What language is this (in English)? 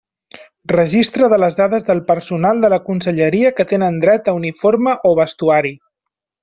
Catalan